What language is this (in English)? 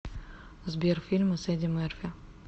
Russian